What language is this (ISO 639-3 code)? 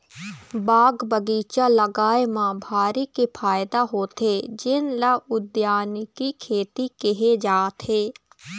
hne